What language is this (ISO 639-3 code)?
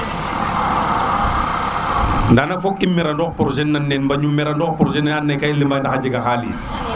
srr